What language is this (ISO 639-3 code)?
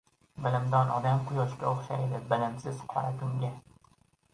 uzb